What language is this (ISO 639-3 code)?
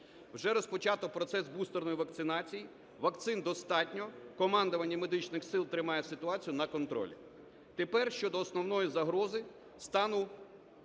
ukr